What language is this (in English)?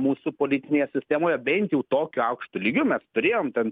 Lithuanian